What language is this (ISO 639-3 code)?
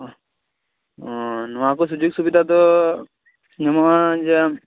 sat